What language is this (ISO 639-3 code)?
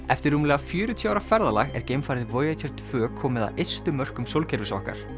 isl